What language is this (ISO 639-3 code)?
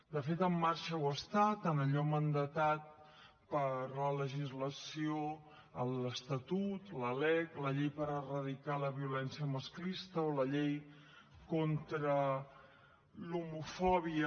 cat